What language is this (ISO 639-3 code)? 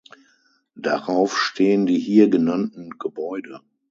deu